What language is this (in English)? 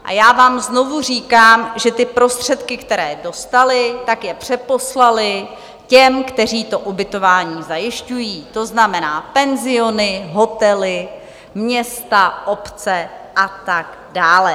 Czech